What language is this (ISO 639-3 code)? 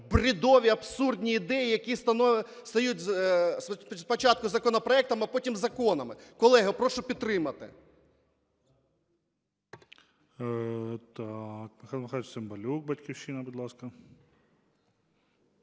ukr